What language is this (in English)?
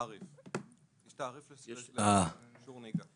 Hebrew